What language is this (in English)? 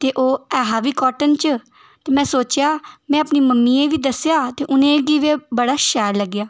Dogri